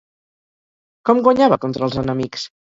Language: Catalan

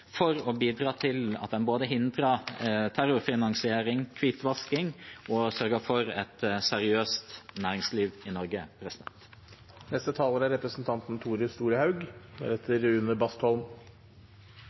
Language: Norwegian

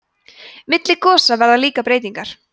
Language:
Icelandic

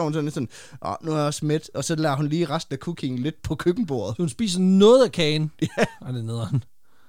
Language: Danish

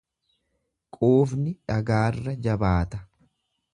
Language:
Oromo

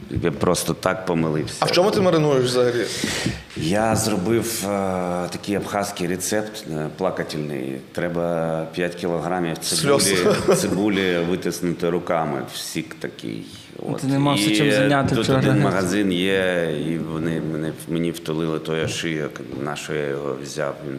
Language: Ukrainian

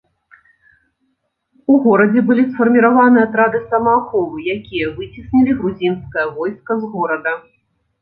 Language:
Belarusian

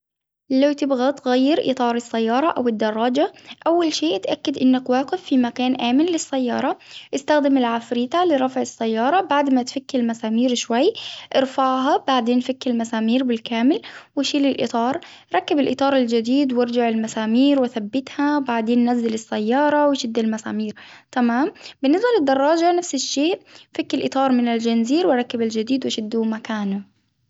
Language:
Hijazi Arabic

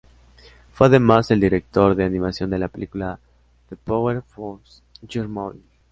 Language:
Spanish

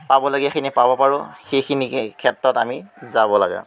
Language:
Assamese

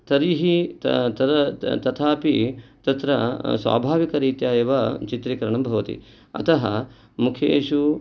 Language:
Sanskrit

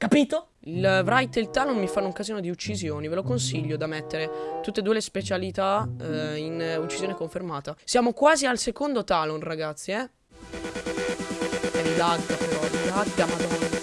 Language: Italian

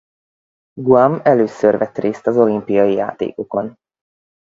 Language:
Hungarian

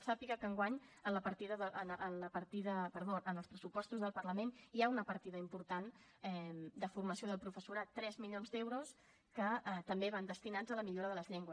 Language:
Catalan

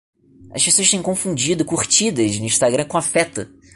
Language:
Portuguese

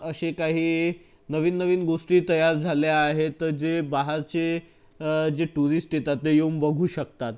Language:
Marathi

